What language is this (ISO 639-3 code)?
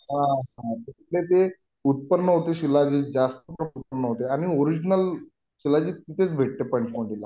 mar